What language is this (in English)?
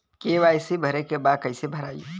Bhojpuri